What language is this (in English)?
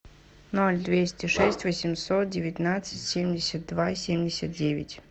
Russian